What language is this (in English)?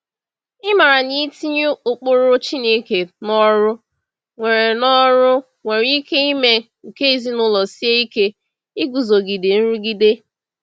Igbo